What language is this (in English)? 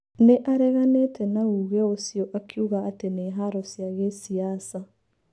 Kikuyu